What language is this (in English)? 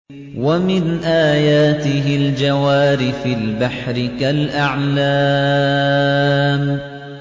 Arabic